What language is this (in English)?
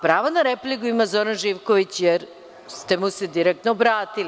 Serbian